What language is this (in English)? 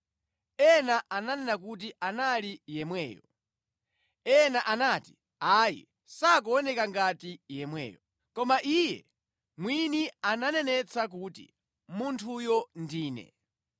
Nyanja